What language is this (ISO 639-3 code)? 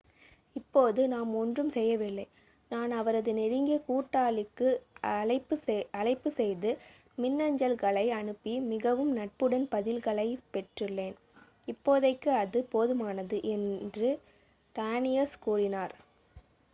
tam